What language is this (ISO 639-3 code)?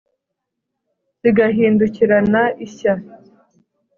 kin